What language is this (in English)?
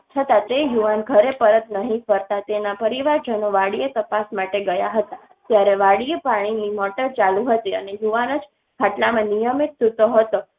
Gujarati